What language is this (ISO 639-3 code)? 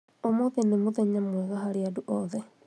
kik